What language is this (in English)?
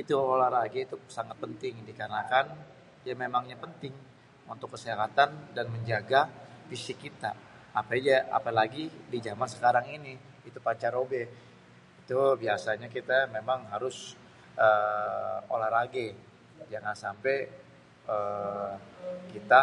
Betawi